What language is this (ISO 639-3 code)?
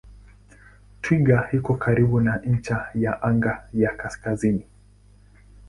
swa